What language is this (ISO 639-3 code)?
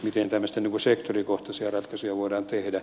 fin